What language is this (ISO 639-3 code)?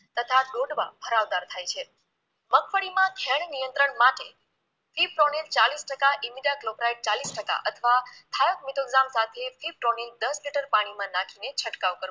guj